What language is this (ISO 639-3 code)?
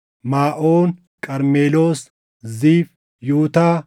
orm